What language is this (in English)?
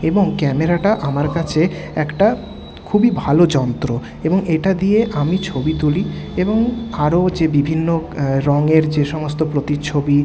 Bangla